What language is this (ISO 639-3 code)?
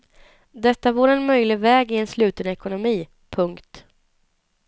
swe